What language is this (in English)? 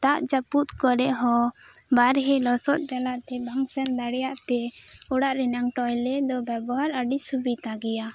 Santali